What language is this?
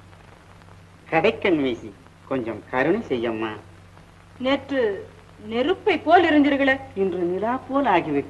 Thai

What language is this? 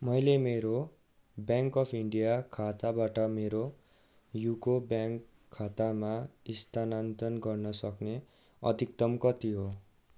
Nepali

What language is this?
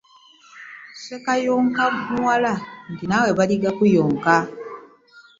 Ganda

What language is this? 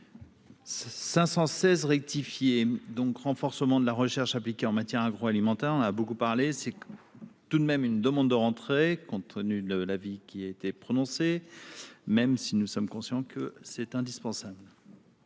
French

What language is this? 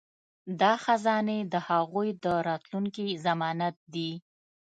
Pashto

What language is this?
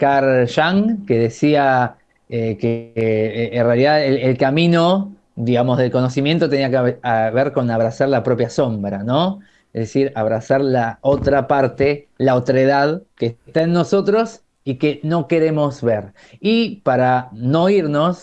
Spanish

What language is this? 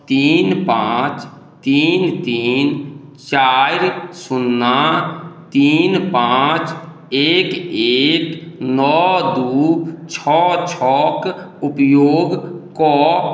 Maithili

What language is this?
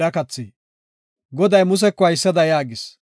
Gofa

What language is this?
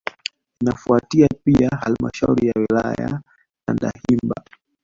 Swahili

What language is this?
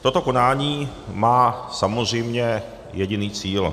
Czech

